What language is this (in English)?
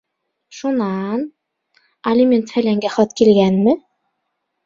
Bashkir